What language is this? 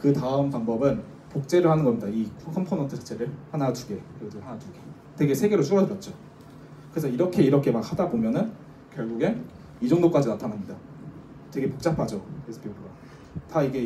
Korean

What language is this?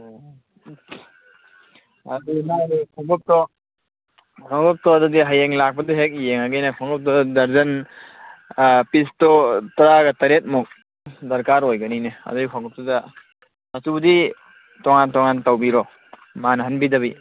Manipuri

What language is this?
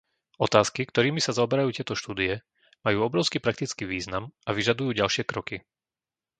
Slovak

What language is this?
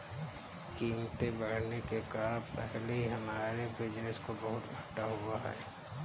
Hindi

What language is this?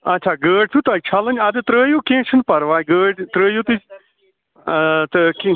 Kashmiri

